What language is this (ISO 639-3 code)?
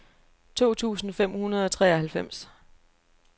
dan